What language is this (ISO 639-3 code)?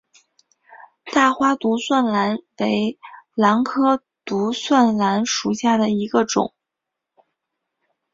zho